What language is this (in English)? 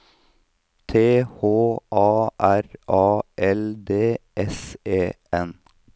Norwegian